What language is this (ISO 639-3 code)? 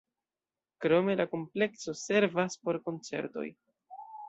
epo